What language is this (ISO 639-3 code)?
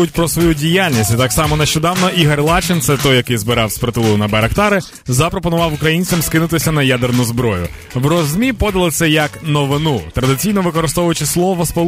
ukr